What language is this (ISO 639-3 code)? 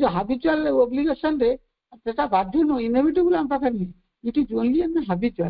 ben